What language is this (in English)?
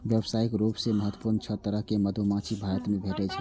Maithili